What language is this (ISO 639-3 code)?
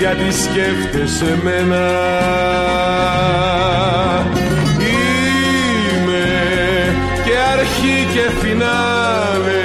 ell